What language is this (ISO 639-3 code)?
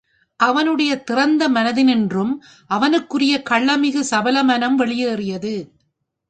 tam